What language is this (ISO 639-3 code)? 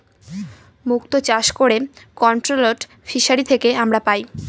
ben